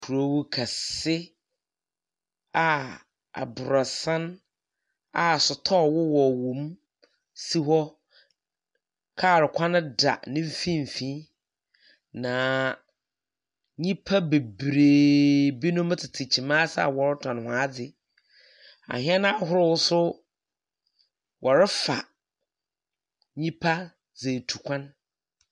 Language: Akan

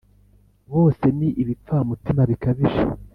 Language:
Kinyarwanda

